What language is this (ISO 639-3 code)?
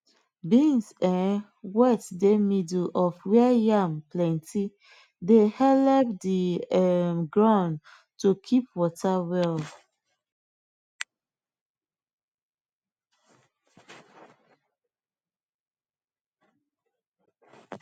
pcm